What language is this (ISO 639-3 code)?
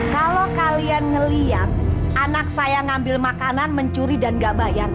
ind